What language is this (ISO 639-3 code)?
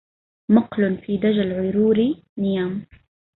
ara